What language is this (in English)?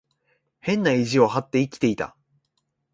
Japanese